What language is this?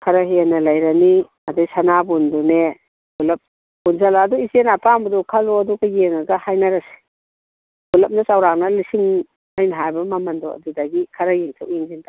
Manipuri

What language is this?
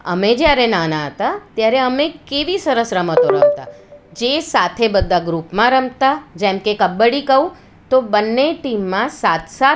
Gujarati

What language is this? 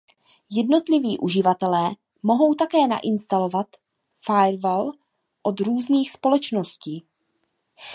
Czech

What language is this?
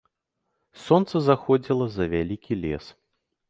Belarusian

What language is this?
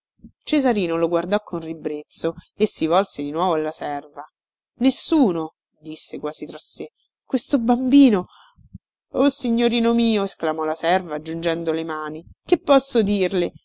Italian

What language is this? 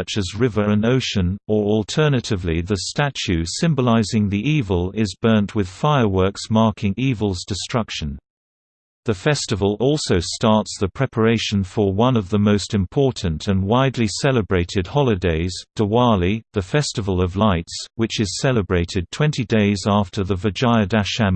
English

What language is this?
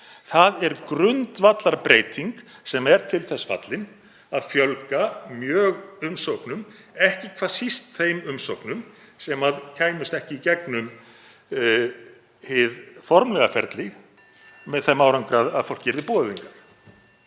Icelandic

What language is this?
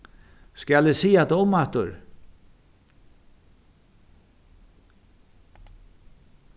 Faroese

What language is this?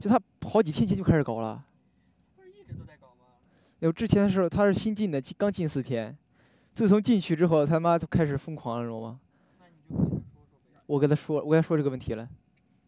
Chinese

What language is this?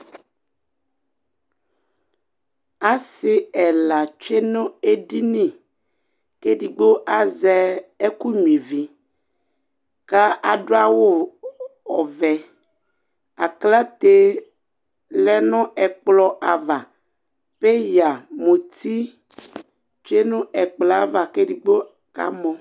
Ikposo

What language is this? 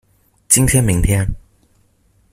Chinese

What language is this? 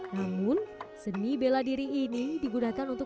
Indonesian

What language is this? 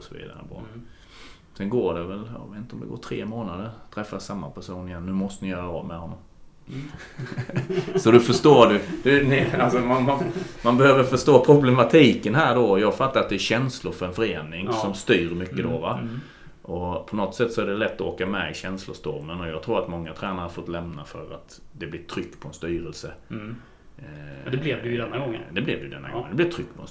Swedish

